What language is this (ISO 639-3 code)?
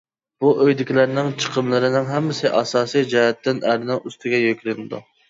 uig